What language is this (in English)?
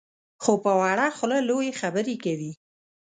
Pashto